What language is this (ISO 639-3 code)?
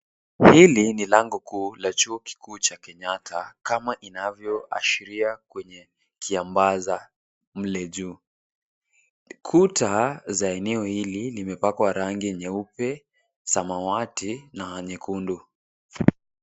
swa